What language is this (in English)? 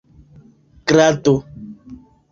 Esperanto